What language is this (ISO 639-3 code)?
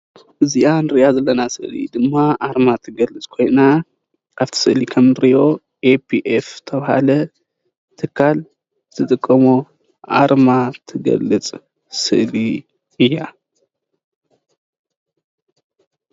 tir